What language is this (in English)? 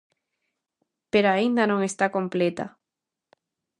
Galician